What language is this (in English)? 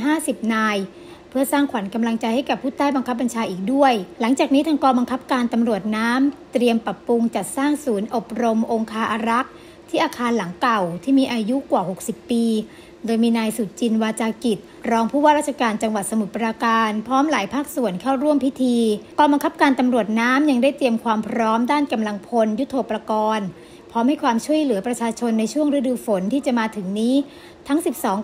Thai